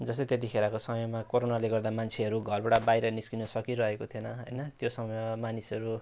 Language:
Nepali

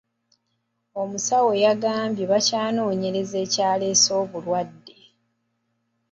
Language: Ganda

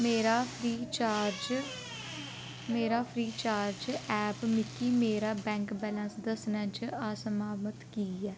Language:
Dogri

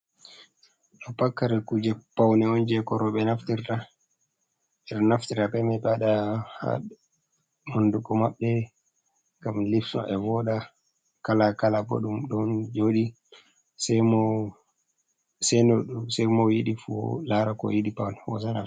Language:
Fula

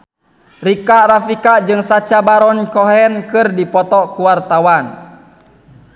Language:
Sundanese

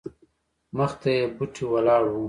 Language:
Pashto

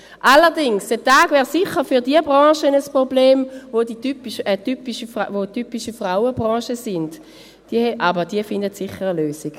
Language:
Swiss German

